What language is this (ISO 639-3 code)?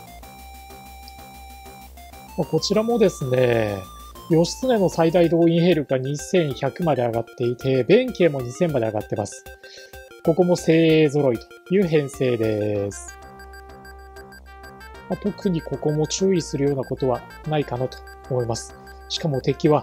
jpn